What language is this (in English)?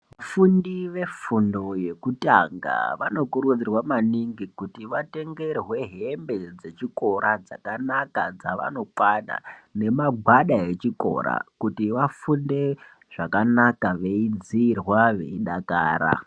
Ndau